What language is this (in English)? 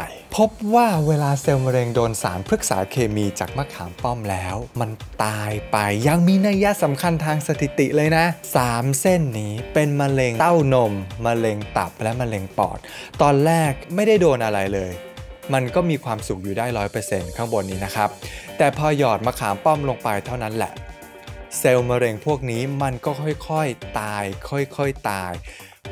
Thai